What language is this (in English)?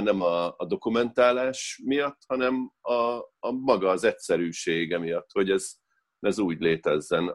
Hungarian